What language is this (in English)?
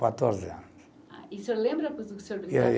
Portuguese